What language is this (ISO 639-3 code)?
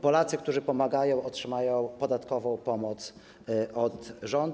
pol